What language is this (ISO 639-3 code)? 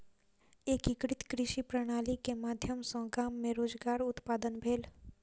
mai